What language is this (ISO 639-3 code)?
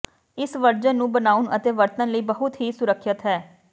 pan